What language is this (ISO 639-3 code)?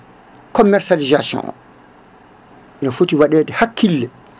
ful